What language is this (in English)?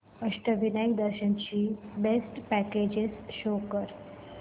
Marathi